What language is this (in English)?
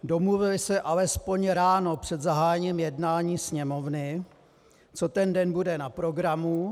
Czech